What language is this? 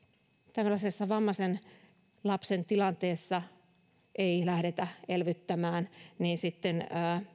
Finnish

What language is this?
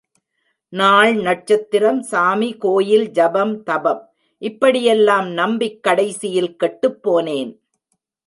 Tamil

